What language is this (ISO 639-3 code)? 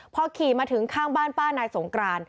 tha